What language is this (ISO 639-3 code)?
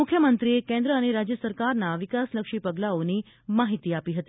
guj